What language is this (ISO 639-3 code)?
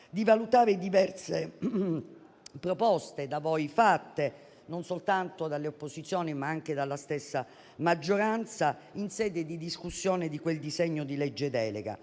ita